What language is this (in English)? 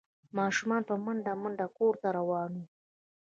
Pashto